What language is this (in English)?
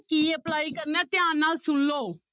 Punjabi